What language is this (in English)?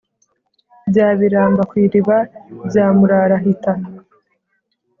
Kinyarwanda